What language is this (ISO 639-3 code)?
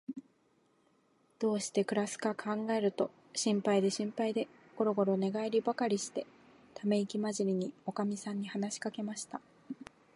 jpn